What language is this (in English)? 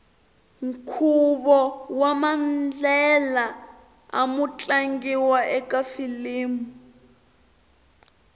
Tsonga